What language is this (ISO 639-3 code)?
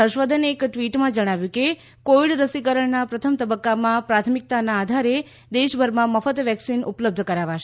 guj